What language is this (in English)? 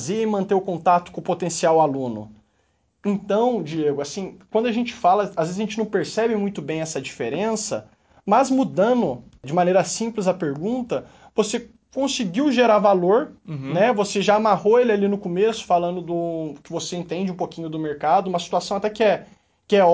Portuguese